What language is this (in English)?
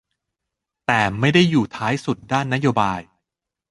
Thai